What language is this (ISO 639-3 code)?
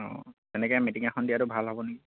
asm